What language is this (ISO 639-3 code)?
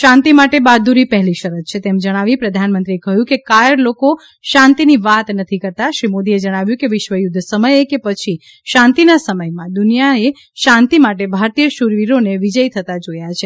guj